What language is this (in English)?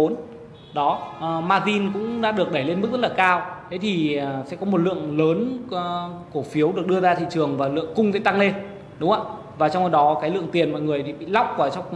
Vietnamese